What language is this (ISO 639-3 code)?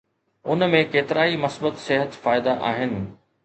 snd